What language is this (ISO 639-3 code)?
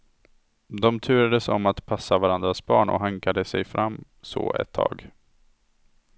swe